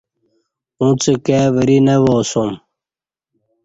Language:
Kati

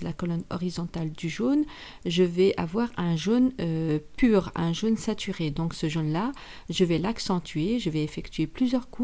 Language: French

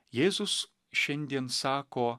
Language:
Lithuanian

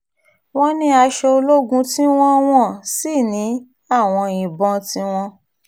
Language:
Yoruba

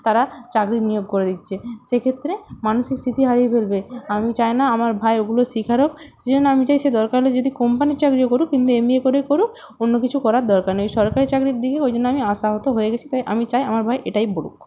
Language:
Bangla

